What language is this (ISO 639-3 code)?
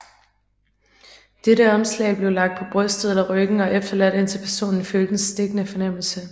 dan